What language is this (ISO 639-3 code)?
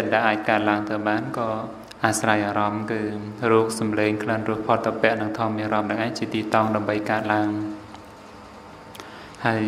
tha